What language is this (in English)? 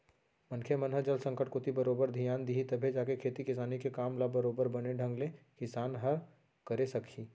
Chhattisgarhi